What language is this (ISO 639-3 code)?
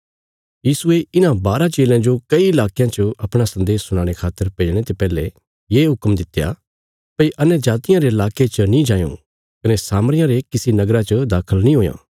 kfs